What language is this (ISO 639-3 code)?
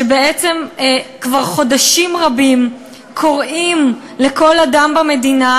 heb